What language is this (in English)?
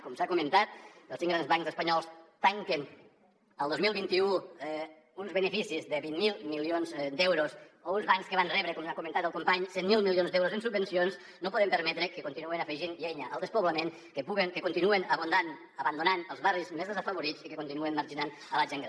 Catalan